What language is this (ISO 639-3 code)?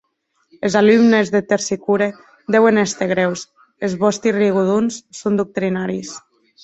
oci